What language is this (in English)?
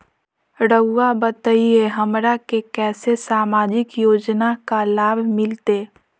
Magahi